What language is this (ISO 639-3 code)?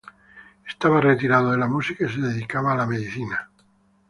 spa